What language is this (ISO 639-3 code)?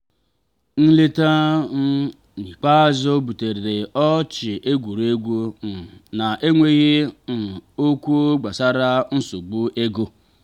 ibo